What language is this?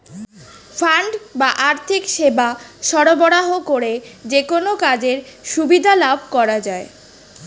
Bangla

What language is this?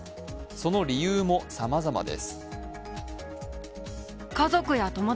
Japanese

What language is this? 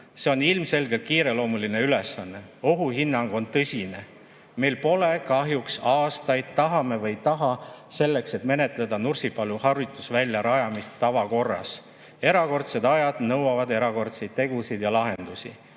Estonian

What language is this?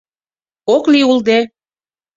Mari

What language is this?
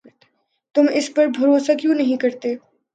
Urdu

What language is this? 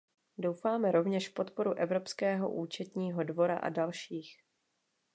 Czech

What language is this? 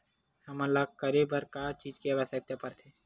Chhattisgarhi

